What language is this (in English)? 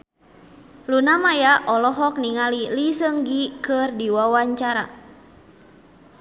Sundanese